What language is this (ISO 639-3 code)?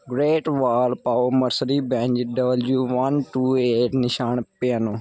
pan